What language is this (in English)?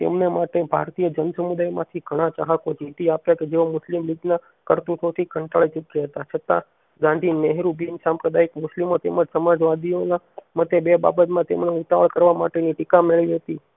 Gujarati